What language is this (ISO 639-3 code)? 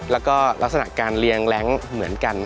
tha